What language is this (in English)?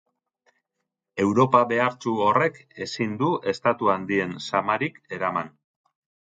Basque